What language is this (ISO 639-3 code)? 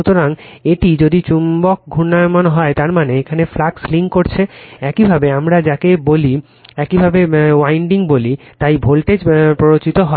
ben